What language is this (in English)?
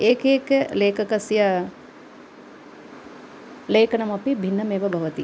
Sanskrit